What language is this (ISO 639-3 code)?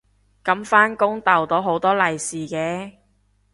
yue